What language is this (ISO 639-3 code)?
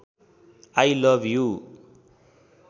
nep